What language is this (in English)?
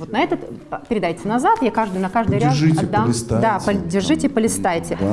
Russian